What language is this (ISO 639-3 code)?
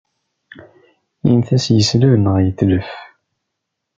kab